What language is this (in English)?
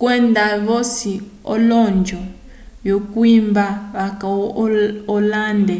Umbundu